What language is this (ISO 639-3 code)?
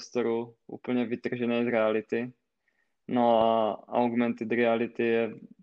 ces